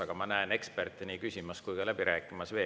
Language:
Estonian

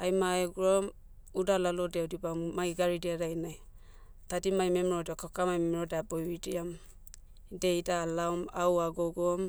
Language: Motu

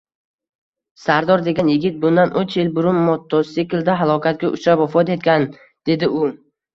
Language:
Uzbek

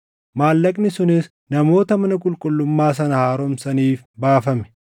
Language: Oromo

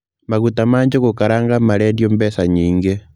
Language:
Kikuyu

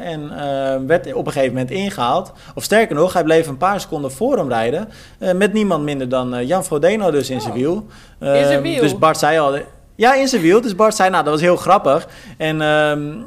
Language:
Dutch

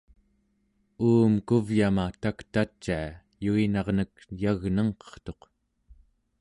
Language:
Central Yupik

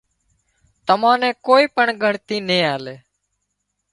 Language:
Wadiyara Koli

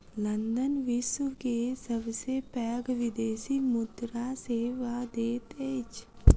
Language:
Maithili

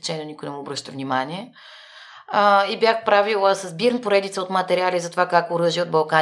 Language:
Bulgarian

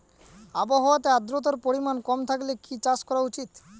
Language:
Bangla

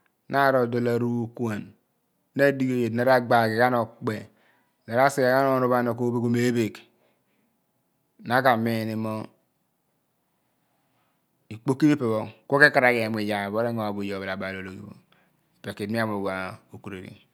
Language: Abua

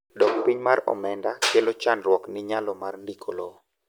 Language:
Luo (Kenya and Tanzania)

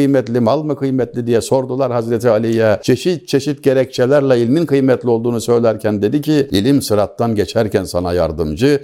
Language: Turkish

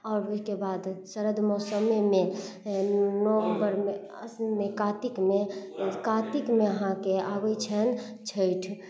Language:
Maithili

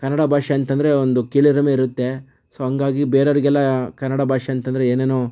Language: Kannada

